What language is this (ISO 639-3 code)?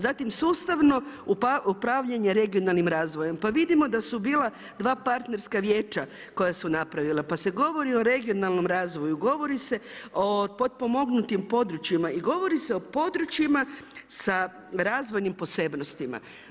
hrv